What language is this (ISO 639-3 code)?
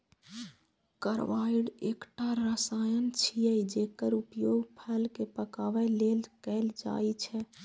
mai